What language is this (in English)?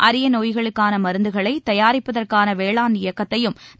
Tamil